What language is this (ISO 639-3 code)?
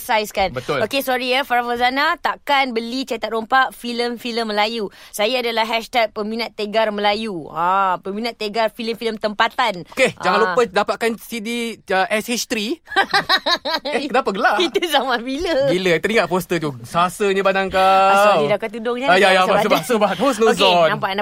msa